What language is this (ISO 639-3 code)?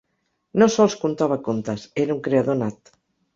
cat